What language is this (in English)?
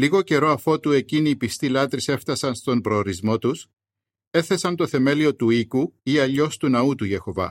Greek